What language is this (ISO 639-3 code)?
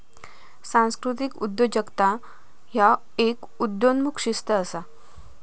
mar